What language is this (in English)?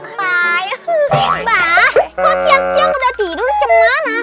Indonesian